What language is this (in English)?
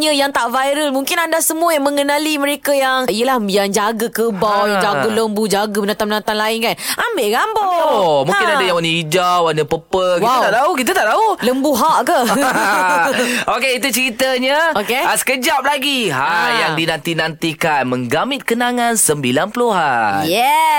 Malay